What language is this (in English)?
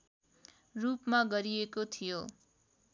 Nepali